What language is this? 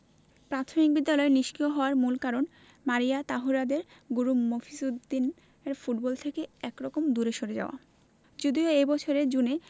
Bangla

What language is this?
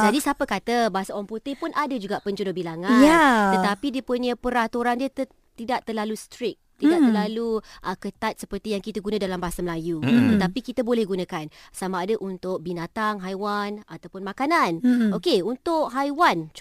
Malay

